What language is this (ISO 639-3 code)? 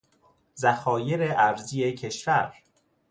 fas